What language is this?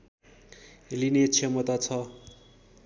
Nepali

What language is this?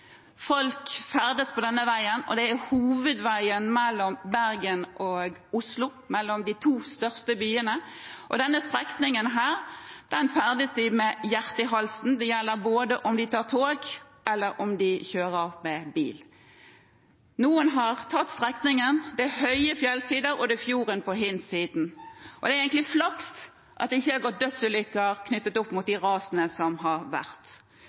Norwegian Bokmål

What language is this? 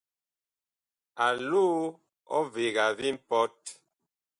Bakoko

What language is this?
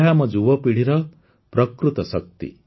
Odia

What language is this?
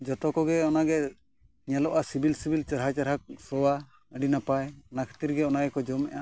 Santali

